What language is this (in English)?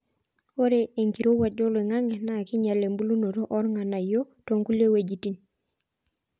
Masai